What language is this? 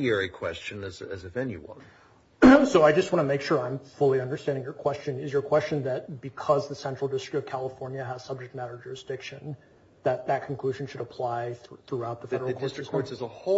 English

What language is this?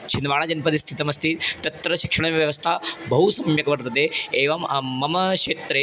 Sanskrit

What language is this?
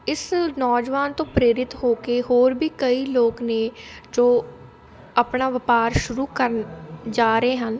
Punjabi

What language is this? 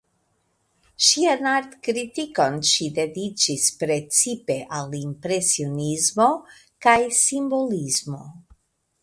Esperanto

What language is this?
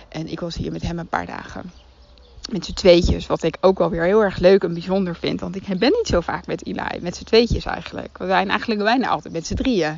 Dutch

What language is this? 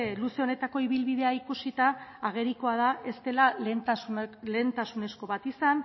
Basque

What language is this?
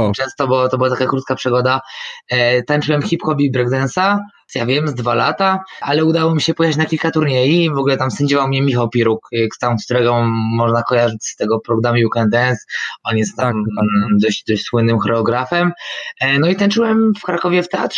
Polish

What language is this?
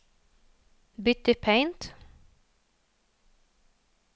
Norwegian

